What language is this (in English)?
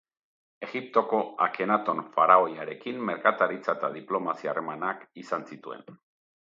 Basque